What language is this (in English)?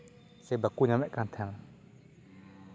Santali